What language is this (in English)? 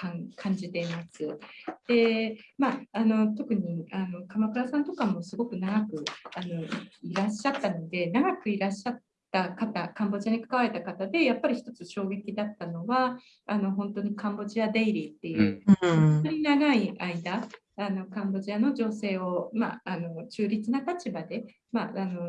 Japanese